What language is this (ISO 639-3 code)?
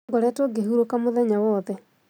kik